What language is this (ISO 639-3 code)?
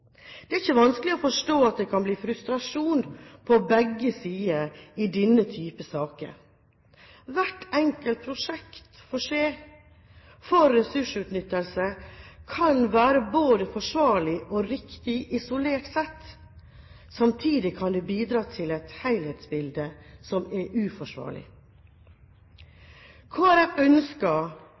nob